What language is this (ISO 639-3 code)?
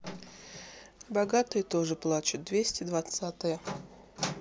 rus